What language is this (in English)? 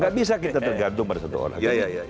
Indonesian